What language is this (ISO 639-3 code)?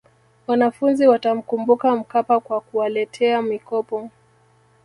swa